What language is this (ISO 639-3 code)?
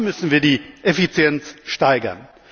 deu